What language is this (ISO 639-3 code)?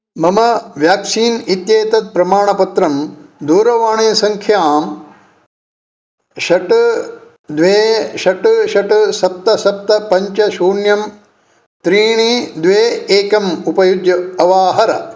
san